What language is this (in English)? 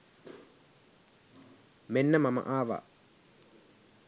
Sinhala